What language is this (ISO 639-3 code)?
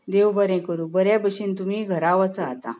kok